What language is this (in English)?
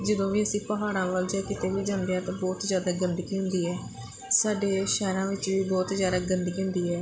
Punjabi